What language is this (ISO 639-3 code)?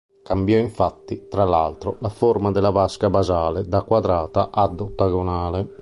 ita